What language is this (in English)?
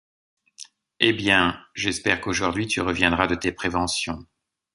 French